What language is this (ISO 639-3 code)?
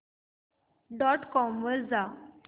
mar